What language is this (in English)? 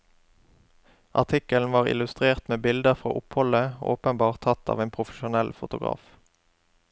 Norwegian